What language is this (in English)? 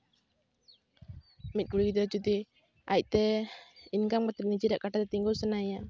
Santali